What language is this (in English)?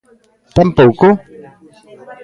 Galician